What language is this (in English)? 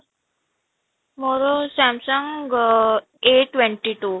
Odia